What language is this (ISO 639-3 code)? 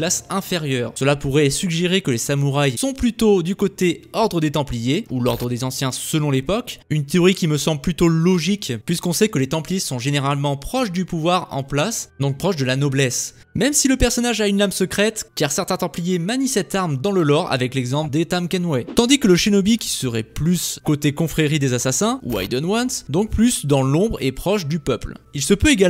fra